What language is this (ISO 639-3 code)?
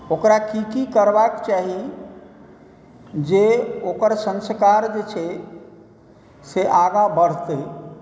mai